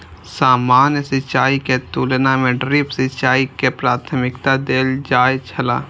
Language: Maithili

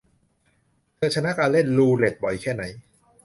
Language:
Thai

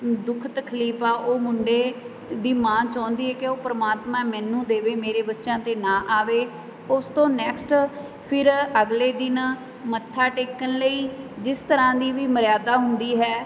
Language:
Punjabi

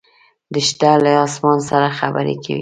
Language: Pashto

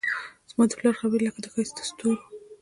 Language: Pashto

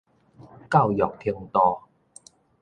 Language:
Min Nan Chinese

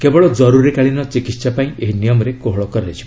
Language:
Odia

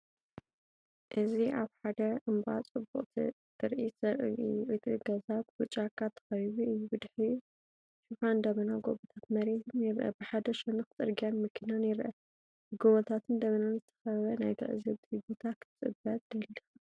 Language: Tigrinya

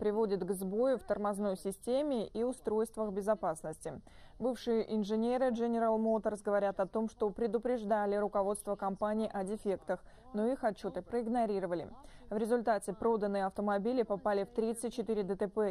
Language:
Russian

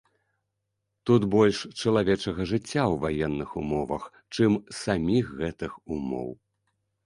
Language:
Belarusian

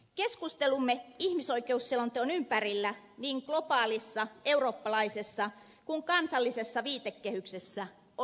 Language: Finnish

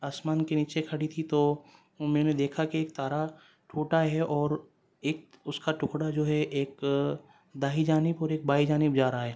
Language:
Urdu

